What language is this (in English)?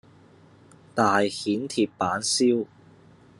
Cantonese